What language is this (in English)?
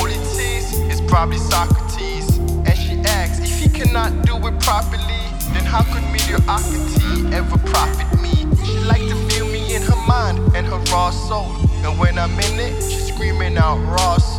English